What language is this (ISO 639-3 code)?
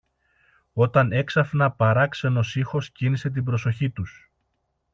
ell